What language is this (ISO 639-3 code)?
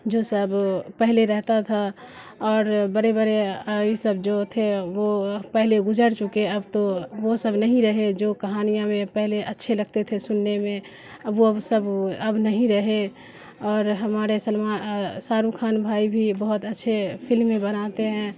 urd